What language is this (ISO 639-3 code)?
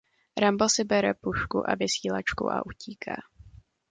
ces